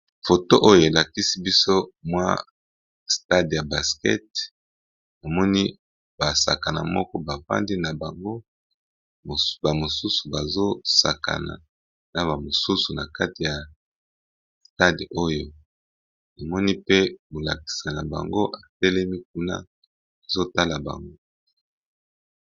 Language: Lingala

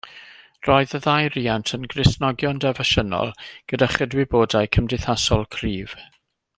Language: Welsh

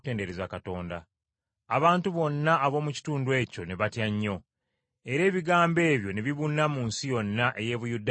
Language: Ganda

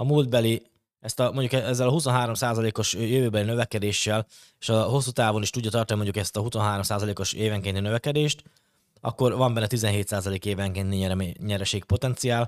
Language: Hungarian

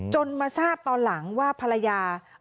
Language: Thai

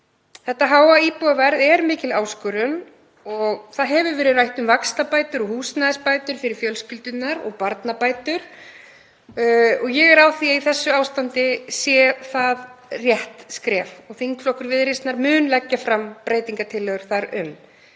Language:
Icelandic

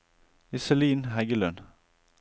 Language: Norwegian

